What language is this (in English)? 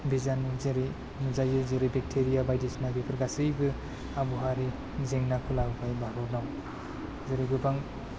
Bodo